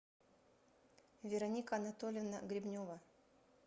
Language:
Russian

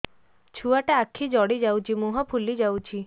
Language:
Odia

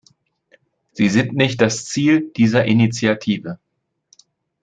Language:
German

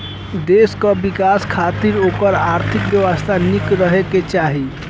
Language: Bhojpuri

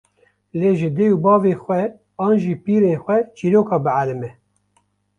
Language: Kurdish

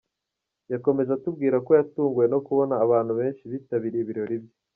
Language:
Kinyarwanda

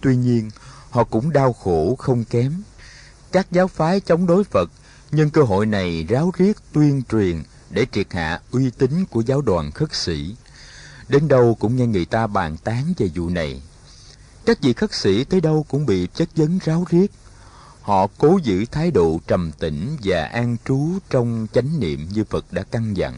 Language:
Vietnamese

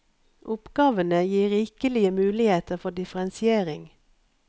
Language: Norwegian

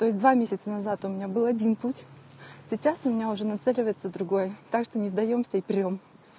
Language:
Russian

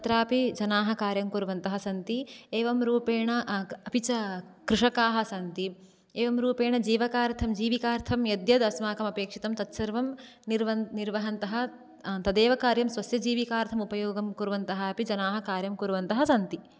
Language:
Sanskrit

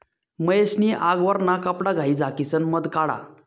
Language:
Marathi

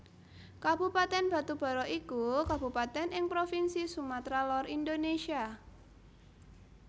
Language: Javanese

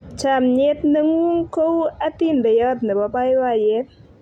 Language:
Kalenjin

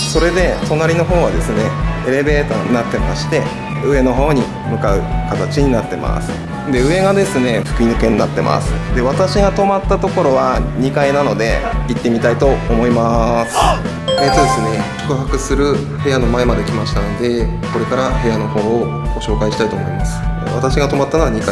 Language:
Japanese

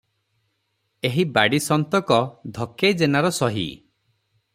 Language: Odia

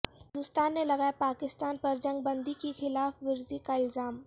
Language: Urdu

